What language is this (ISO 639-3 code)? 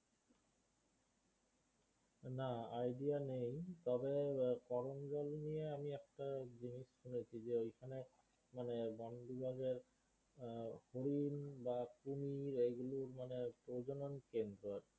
ben